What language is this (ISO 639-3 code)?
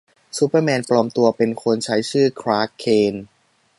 tha